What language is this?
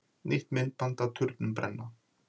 Icelandic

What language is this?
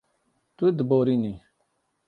Kurdish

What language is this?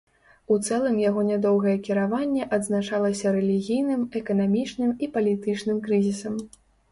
Belarusian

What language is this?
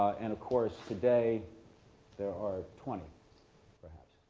English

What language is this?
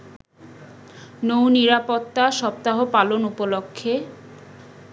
Bangla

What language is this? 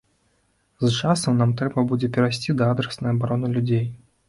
Belarusian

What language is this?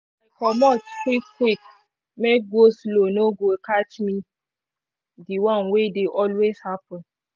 Nigerian Pidgin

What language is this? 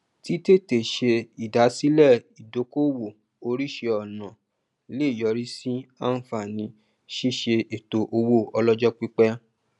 Yoruba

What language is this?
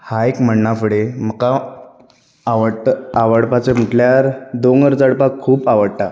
Konkani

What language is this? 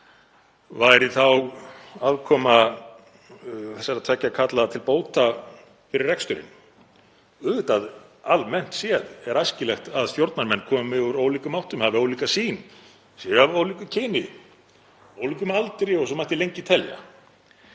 Icelandic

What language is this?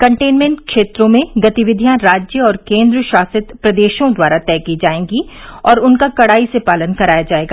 Hindi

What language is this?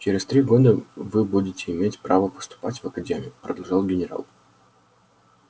Russian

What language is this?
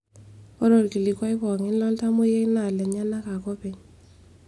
Masai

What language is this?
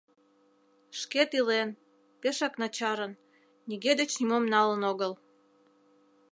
Mari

